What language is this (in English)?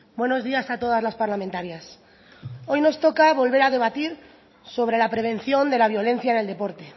Spanish